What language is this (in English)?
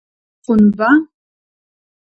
Adyghe